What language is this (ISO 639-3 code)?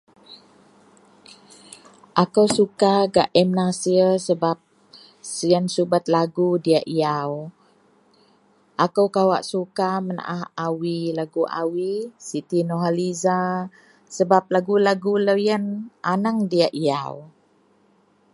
mel